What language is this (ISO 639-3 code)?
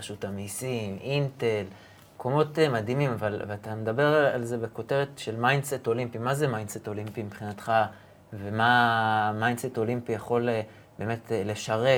heb